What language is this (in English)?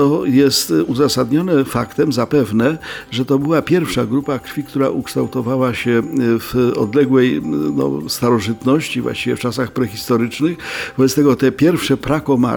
Polish